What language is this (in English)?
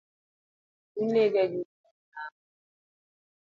Luo (Kenya and Tanzania)